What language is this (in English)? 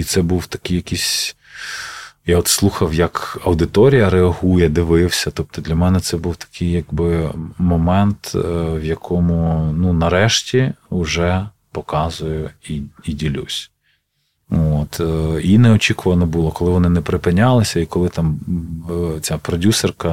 Ukrainian